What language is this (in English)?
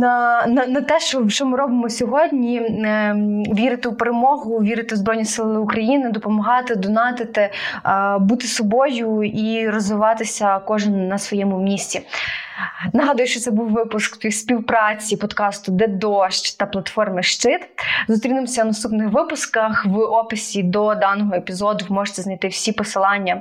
Ukrainian